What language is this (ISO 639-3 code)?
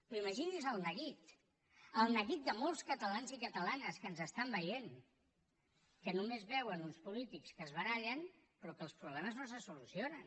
cat